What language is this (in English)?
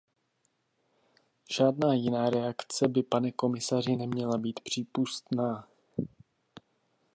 Czech